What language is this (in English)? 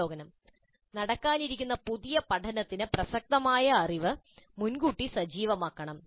Malayalam